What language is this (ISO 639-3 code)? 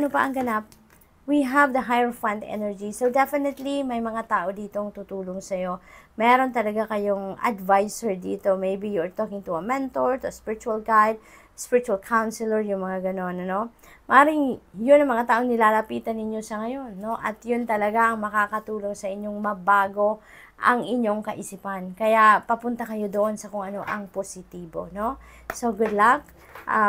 fil